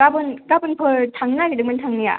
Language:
Bodo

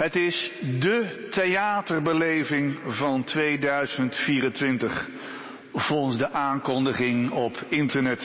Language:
Dutch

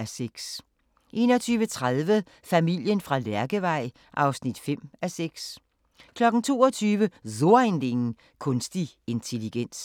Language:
Danish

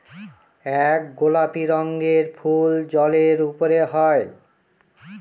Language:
Bangla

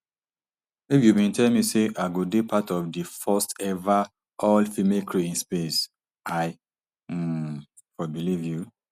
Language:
Nigerian Pidgin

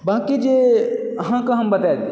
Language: Maithili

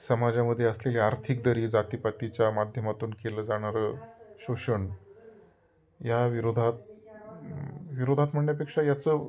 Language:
Marathi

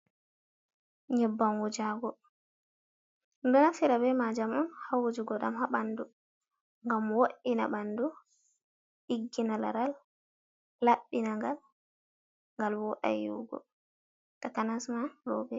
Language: Fula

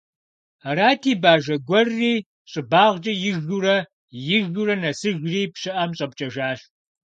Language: Kabardian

